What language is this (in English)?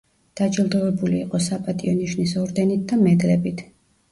Georgian